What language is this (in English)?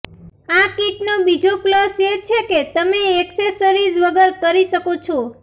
Gujarati